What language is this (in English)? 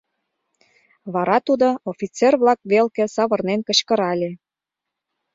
Mari